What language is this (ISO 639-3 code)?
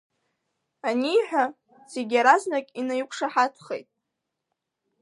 abk